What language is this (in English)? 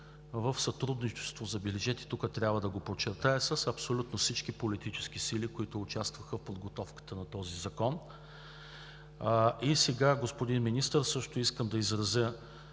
Bulgarian